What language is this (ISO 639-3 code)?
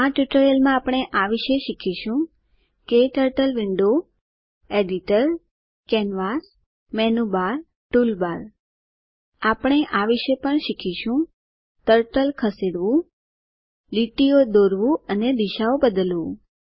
guj